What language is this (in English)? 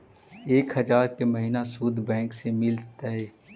Magahi